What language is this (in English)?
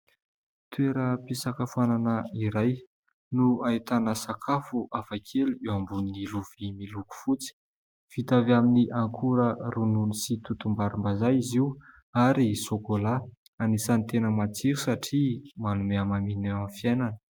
Malagasy